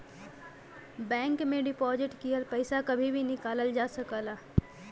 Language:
Bhojpuri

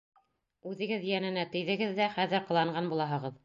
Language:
Bashkir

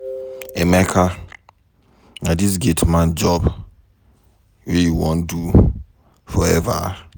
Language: Nigerian Pidgin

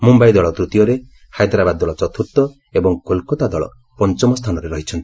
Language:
Odia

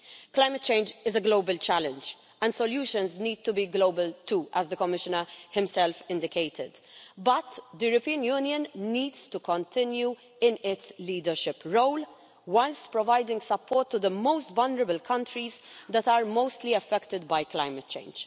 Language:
English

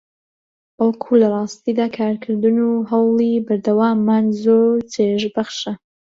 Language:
Central Kurdish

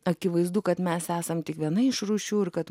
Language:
Lithuanian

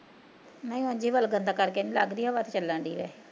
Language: Punjabi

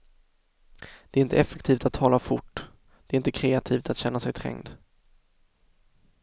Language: Swedish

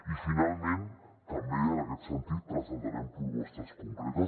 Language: Catalan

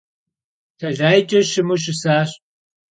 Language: Kabardian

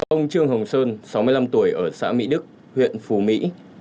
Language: Vietnamese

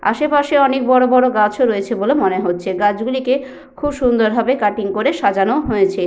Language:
Bangla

